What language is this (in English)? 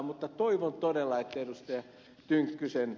Finnish